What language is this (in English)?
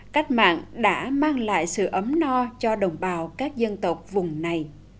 Vietnamese